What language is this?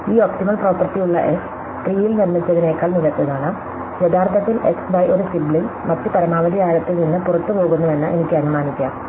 Malayalam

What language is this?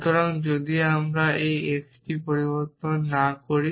Bangla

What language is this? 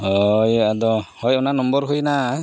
Santali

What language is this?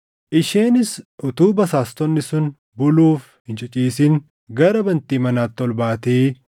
Oromo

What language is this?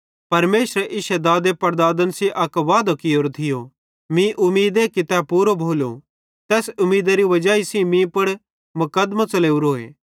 Bhadrawahi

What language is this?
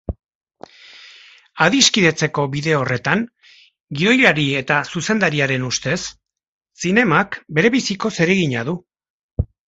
Basque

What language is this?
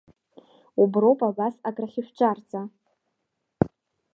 Abkhazian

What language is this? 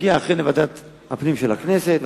Hebrew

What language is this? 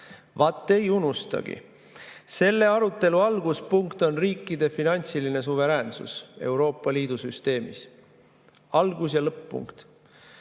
Estonian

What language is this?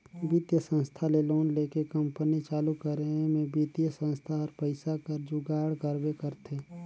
Chhattisgarhi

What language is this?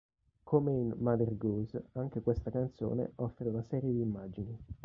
Italian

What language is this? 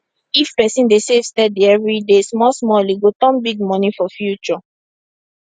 Nigerian Pidgin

